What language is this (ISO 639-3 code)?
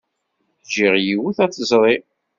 kab